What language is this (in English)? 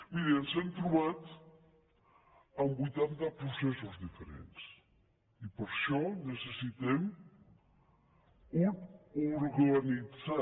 Catalan